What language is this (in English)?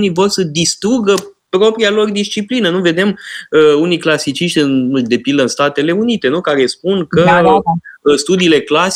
Romanian